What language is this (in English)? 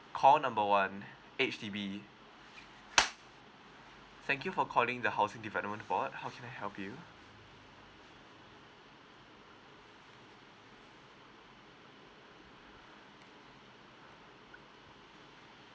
English